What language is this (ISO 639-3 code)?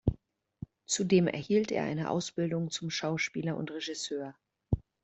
deu